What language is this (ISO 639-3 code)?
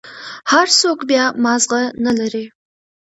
pus